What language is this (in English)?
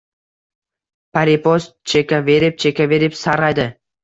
Uzbek